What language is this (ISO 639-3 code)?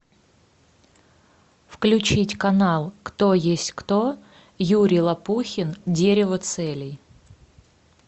rus